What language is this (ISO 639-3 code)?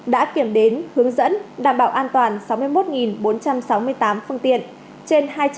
vie